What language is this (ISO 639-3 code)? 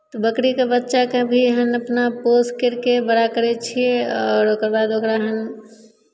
mai